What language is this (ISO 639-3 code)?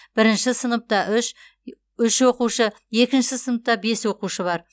kaz